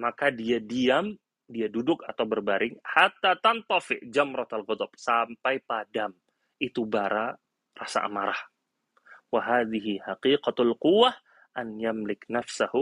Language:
Indonesian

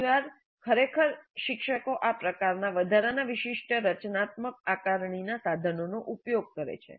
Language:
Gujarati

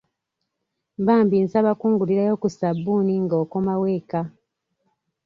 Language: Ganda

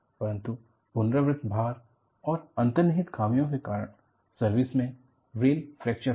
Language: Hindi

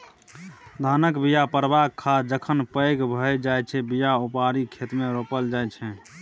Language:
Maithili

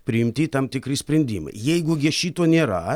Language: Lithuanian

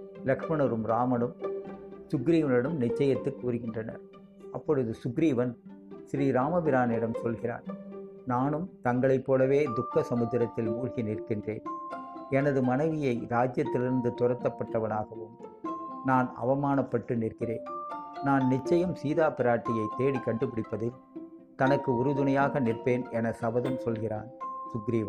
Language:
Tamil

